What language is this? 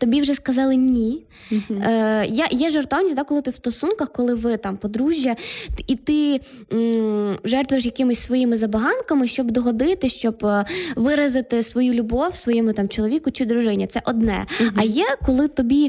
Ukrainian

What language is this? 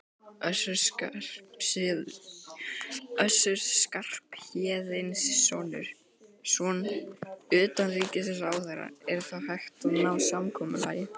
Icelandic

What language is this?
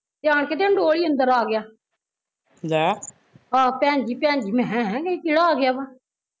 Punjabi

